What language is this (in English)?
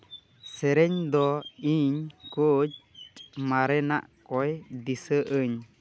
Santali